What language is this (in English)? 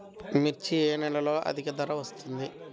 Telugu